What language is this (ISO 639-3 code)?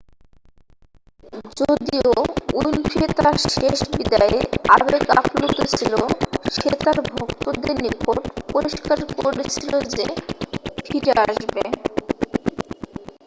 ben